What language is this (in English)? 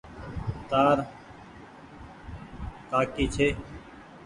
Goaria